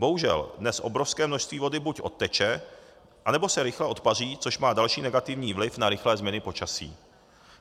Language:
Czech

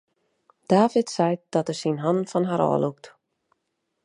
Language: Western Frisian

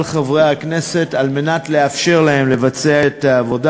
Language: Hebrew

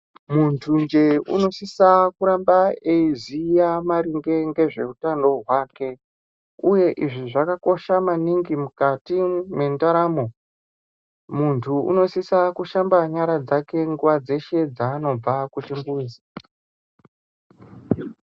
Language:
Ndau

